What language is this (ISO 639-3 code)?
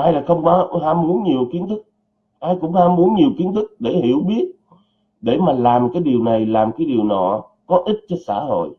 vie